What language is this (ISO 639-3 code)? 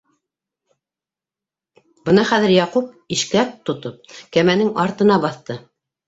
bak